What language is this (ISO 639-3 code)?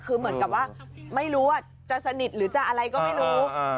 tha